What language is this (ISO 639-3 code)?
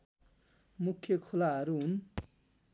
nep